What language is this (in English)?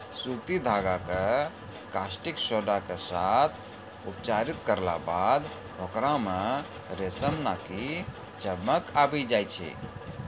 Maithili